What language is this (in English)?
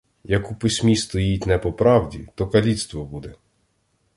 Ukrainian